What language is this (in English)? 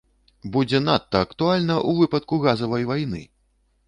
Belarusian